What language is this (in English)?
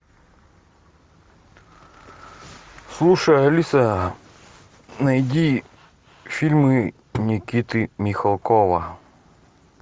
Russian